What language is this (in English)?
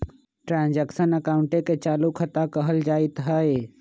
Magahi